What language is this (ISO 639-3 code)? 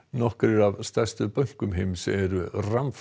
isl